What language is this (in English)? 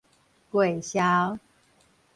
Min Nan Chinese